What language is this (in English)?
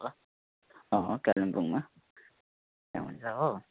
Nepali